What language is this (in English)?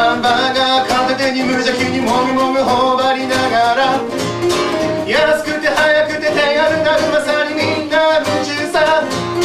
Greek